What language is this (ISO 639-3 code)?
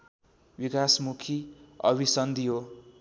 nep